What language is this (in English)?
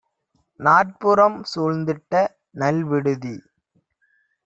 Tamil